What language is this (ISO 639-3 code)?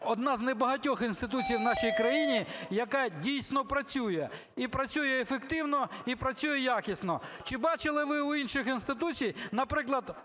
ukr